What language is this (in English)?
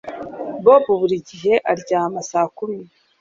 Kinyarwanda